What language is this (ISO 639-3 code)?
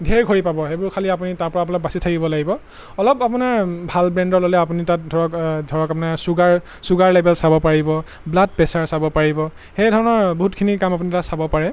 asm